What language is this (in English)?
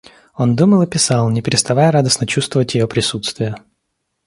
Russian